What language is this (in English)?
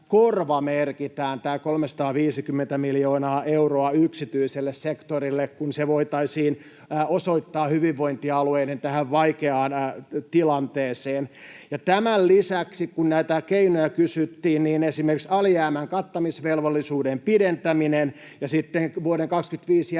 Finnish